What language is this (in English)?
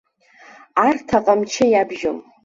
Abkhazian